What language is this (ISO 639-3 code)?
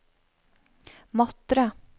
nor